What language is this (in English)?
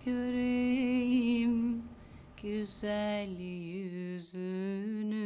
Turkish